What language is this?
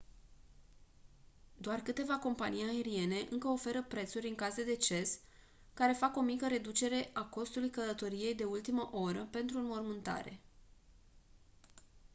Romanian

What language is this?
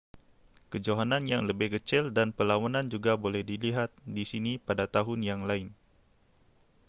Malay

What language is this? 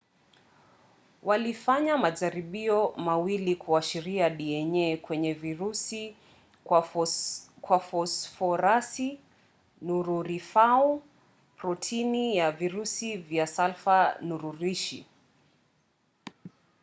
Swahili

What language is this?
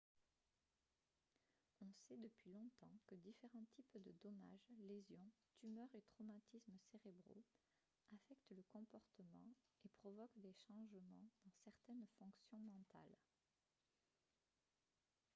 French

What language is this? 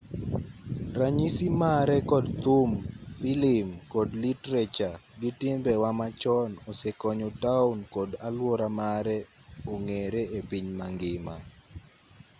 Luo (Kenya and Tanzania)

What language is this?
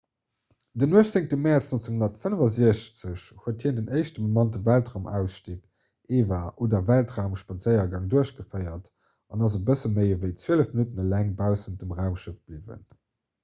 Luxembourgish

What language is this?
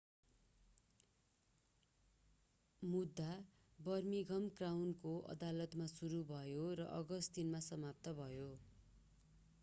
Nepali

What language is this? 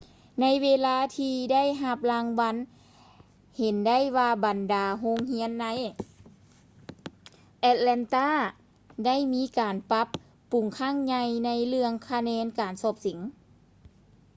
Lao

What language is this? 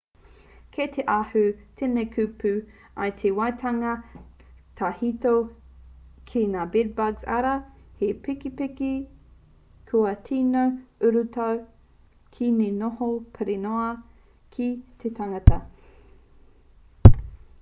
Māori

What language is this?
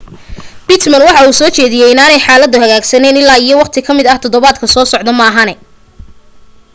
Somali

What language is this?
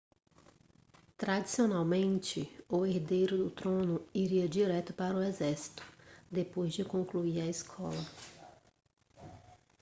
Portuguese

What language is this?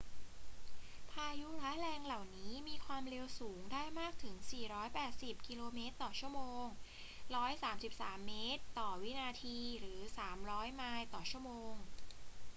Thai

